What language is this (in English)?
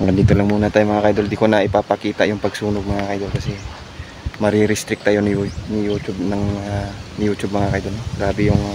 Filipino